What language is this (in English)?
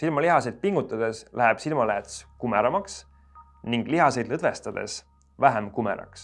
Estonian